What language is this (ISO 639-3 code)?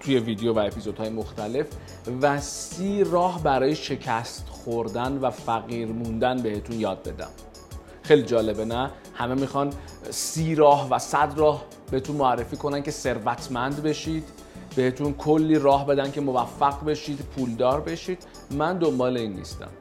fas